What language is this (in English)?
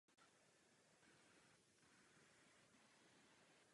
Czech